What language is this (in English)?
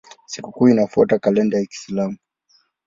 Swahili